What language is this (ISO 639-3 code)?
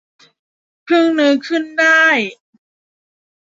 tha